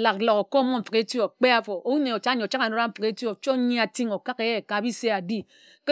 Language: Ejagham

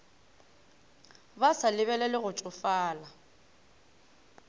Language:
Northern Sotho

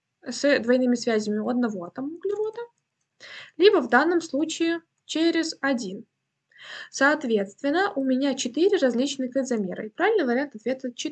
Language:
Russian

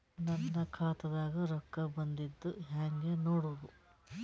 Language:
Kannada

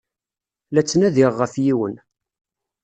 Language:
Kabyle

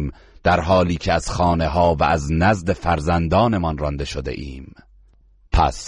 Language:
Persian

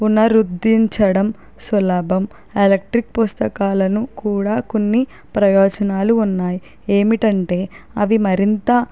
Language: Telugu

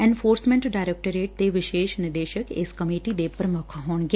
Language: Punjabi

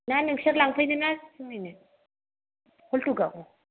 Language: Bodo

